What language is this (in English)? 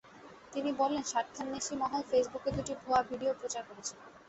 Bangla